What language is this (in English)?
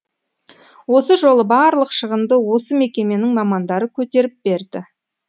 Kazakh